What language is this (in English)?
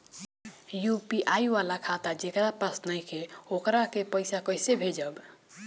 Bhojpuri